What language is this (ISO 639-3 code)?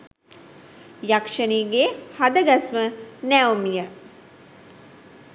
sin